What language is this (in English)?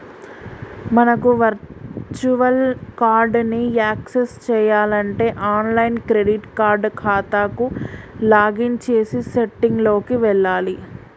Telugu